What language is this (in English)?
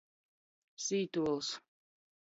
Latgalian